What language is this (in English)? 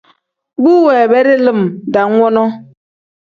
Tem